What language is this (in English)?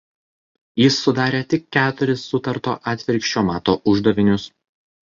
Lithuanian